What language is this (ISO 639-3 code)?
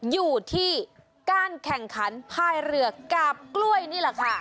tha